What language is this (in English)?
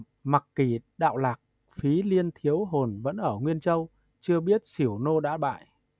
Vietnamese